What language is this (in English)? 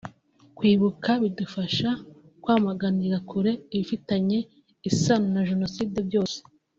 Kinyarwanda